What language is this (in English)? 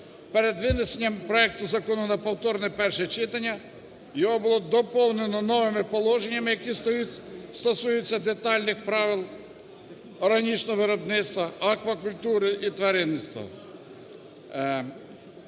Ukrainian